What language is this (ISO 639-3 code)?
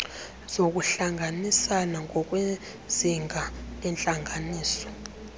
xho